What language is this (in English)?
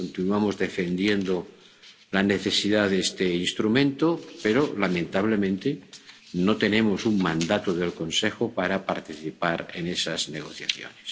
Spanish